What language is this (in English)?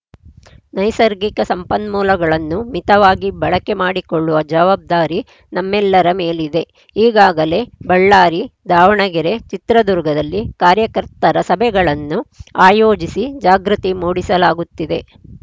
Kannada